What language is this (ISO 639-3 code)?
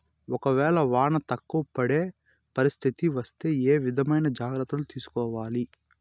tel